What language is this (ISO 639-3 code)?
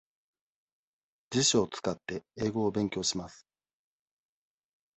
jpn